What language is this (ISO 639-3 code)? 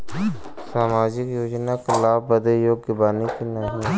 bho